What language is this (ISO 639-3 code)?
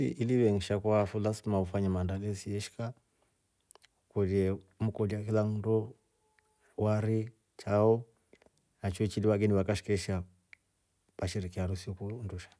rof